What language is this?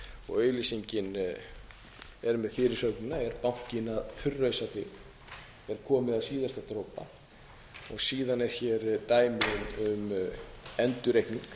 Icelandic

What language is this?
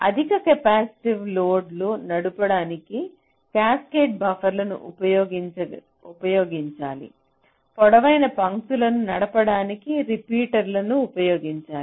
Telugu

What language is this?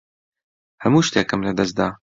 Central Kurdish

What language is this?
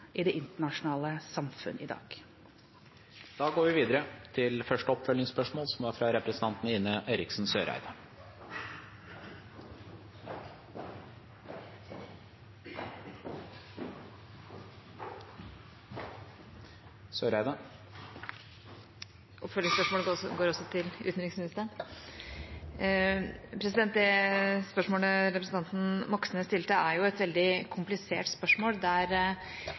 Norwegian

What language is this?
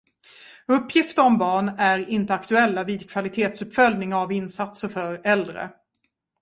Swedish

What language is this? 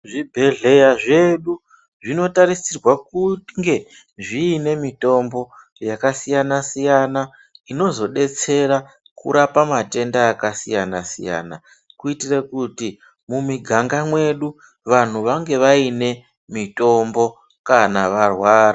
Ndau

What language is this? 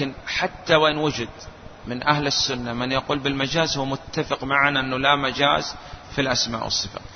Arabic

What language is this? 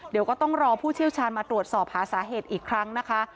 Thai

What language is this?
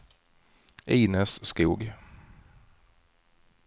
Swedish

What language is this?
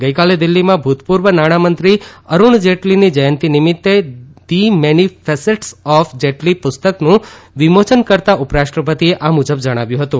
Gujarati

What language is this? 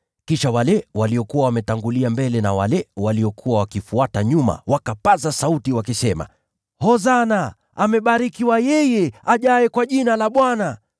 Swahili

